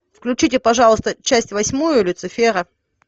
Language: Russian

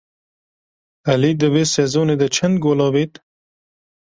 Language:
Kurdish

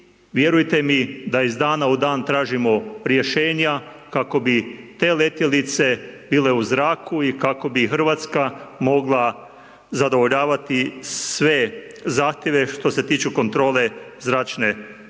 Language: Croatian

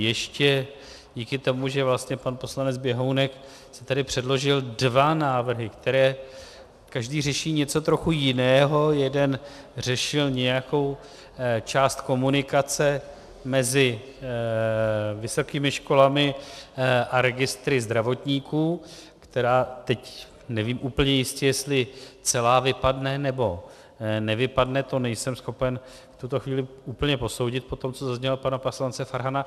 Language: Czech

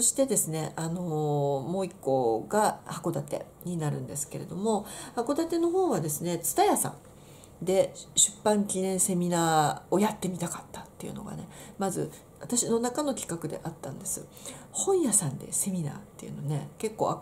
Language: Japanese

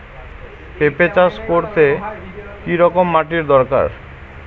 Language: Bangla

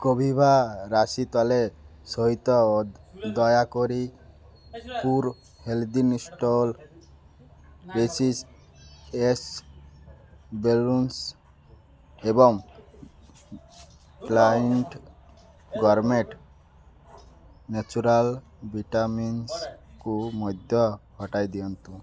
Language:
Odia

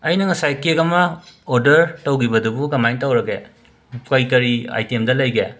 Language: Manipuri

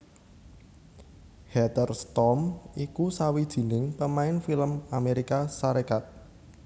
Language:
Javanese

